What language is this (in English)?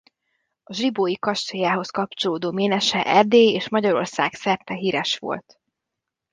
Hungarian